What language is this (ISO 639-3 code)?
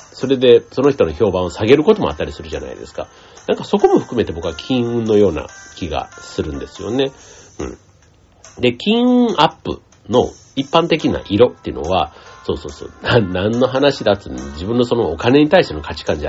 jpn